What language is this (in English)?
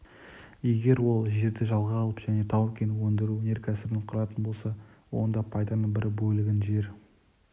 Kazakh